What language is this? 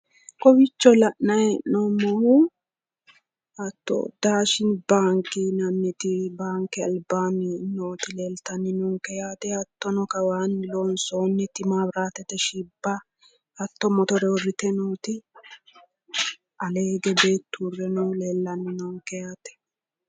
Sidamo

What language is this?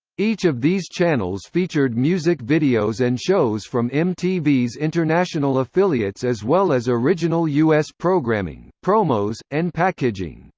English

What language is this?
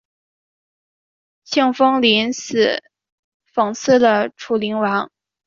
Chinese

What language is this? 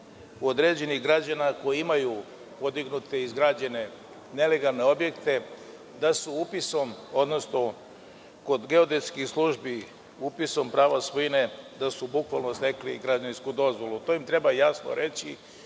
Serbian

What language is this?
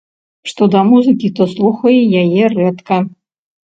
Belarusian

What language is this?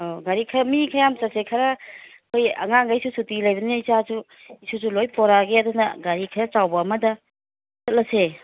Manipuri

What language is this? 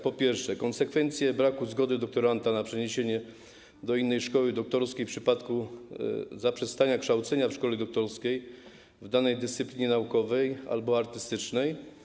Polish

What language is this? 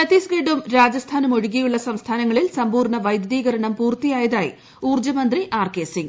Malayalam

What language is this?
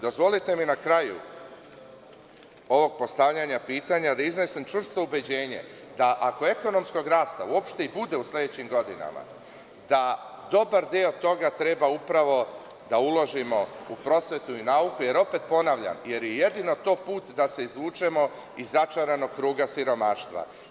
Serbian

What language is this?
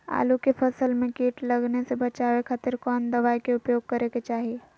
Magahi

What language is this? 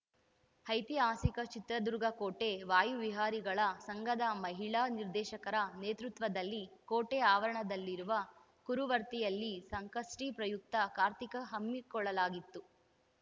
Kannada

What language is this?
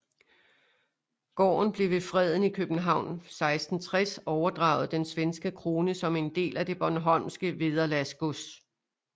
Danish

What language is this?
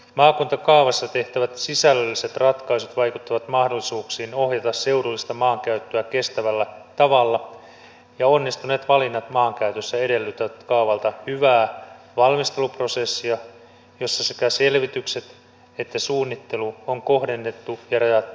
Finnish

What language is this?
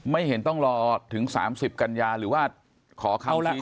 Thai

